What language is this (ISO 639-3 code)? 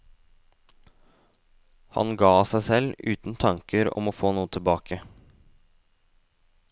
nor